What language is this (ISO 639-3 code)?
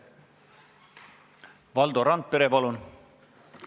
est